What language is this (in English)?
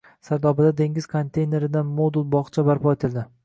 Uzbek